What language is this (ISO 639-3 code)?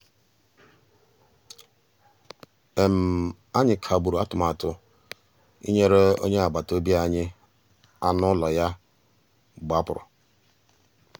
ibo